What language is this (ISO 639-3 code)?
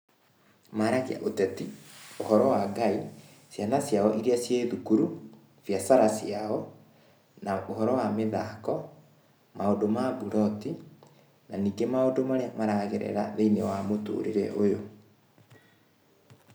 kik